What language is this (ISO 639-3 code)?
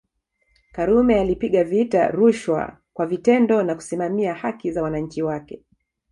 swa